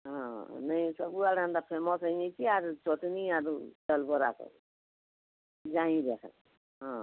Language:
Odia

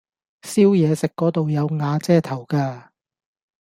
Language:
Cantonese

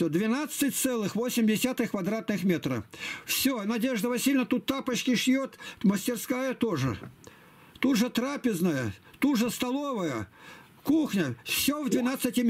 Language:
Russian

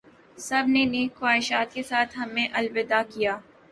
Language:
Urdu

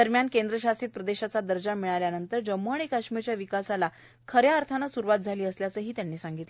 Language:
Marathi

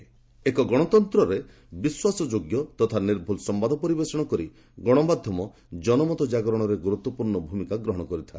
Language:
Odia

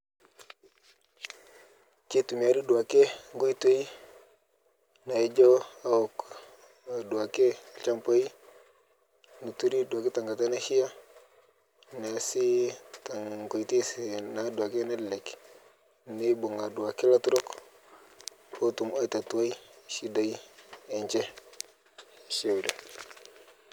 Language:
Masai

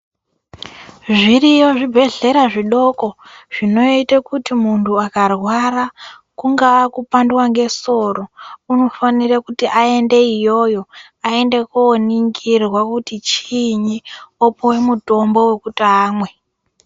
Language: Ndau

